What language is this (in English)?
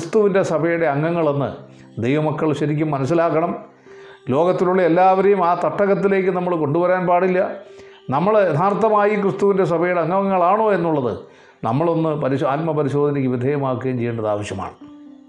Malayalam